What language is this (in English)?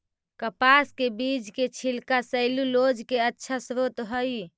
Magahi